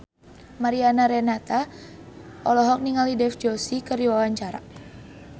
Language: Sundanese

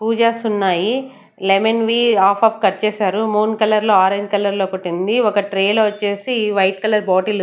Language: Telugu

